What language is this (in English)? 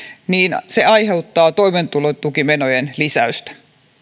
Finnish